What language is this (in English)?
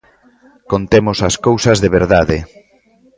Galician